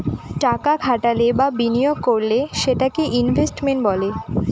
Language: Bangla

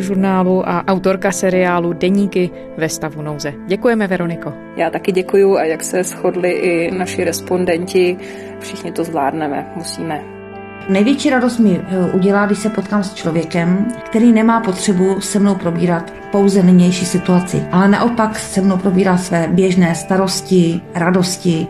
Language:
Czech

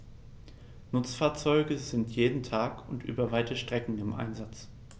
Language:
German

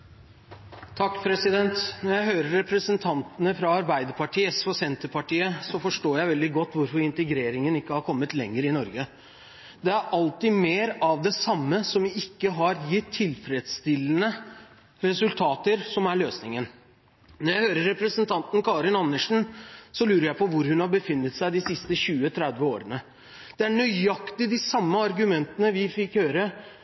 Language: Norwegian Bokmål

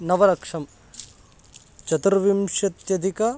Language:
Sanskrit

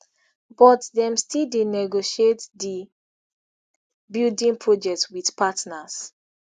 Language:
Nigerian Pidgin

